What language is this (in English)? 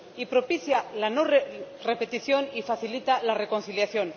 Spanish